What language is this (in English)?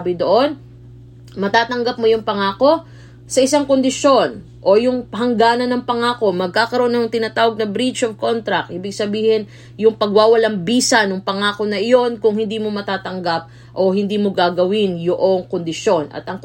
Filipino